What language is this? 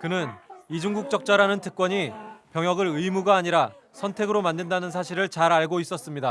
Korean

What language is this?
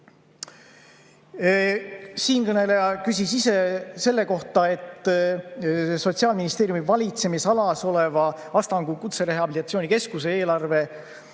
Estonian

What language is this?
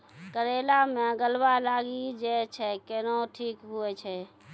Maithili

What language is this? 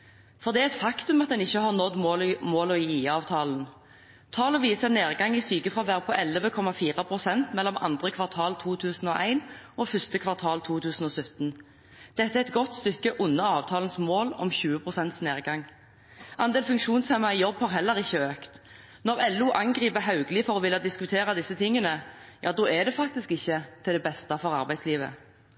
Norwegian Bokmål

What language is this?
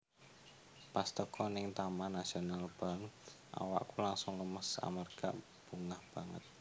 Javanese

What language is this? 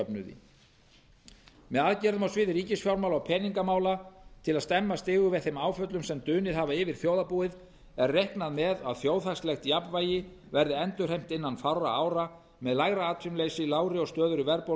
Icelandic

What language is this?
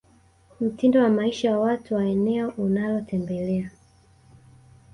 Swahili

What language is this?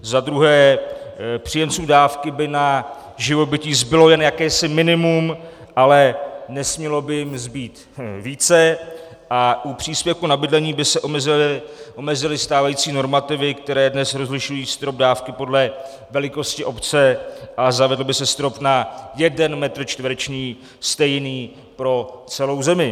Czech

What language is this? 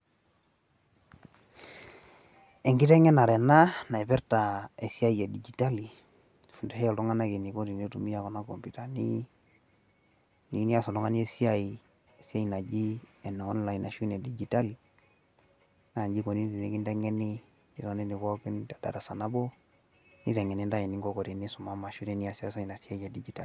Masai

